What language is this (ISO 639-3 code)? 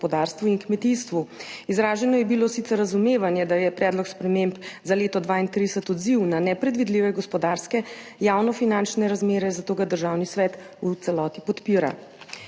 slv